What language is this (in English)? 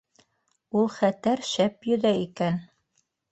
Bashkir